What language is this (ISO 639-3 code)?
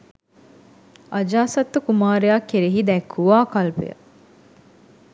sin